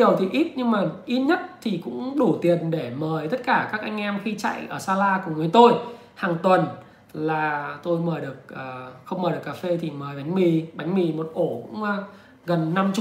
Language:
Vietnamese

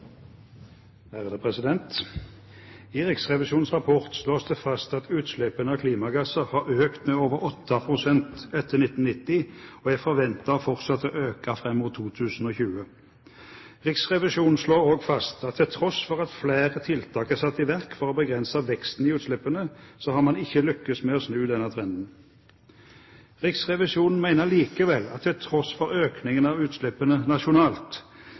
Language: Norwegian Bokmål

